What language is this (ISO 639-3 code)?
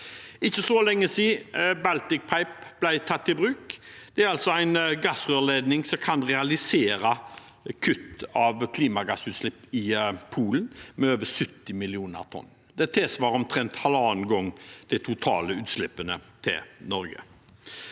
nor